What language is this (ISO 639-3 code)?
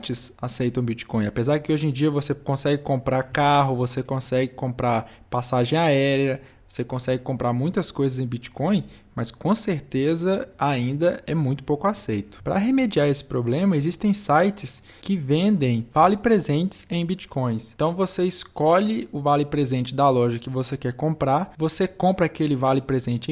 por